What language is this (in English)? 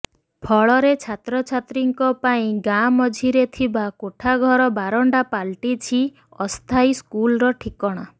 Odia